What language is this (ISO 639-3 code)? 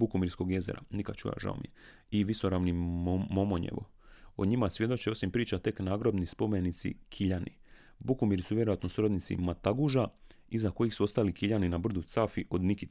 hrv